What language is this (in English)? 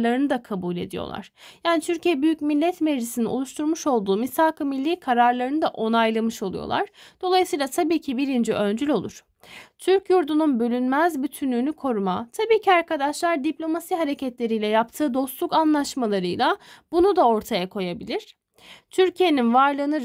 Turkish